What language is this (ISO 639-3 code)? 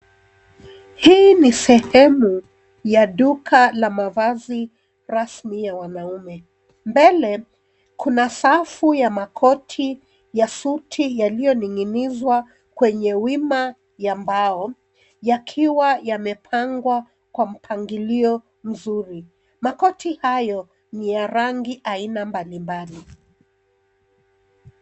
swa